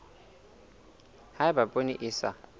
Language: Southern Sotho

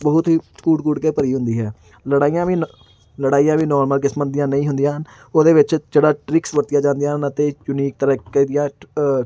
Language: Punjabi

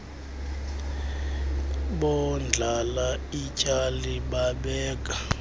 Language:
Xhosa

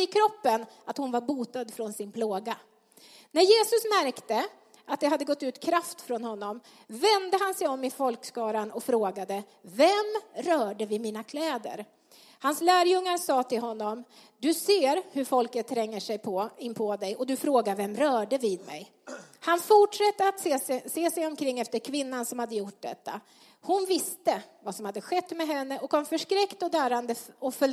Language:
Swedish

